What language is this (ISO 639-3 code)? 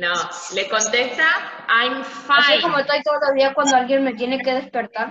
spa